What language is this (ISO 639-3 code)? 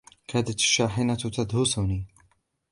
ara